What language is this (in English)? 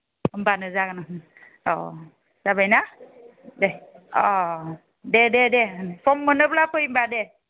Bodo